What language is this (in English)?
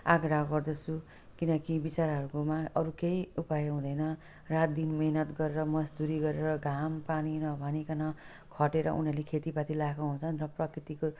Nepali